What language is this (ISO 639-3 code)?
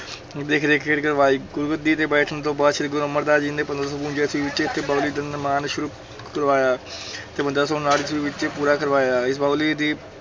pan